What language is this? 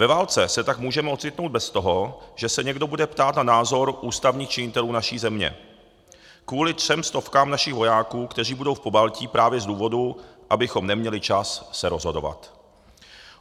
Czech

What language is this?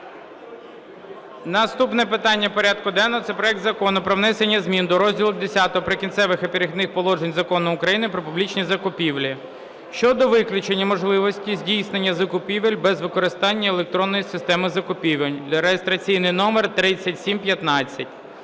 Ukrainian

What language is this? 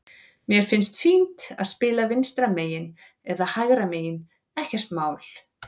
Icelandic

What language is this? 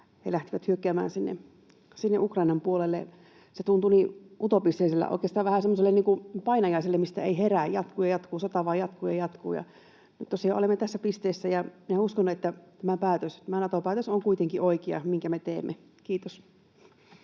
Finnish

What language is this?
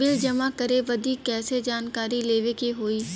Bhojpuri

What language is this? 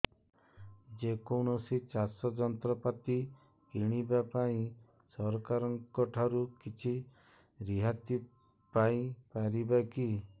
Odia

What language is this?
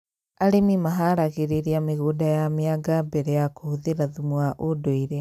Kikuyu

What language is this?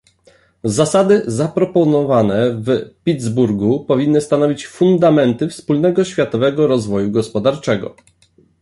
Polish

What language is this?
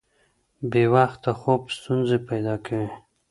Pashto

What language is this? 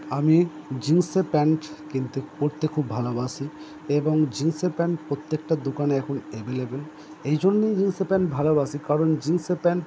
Bangla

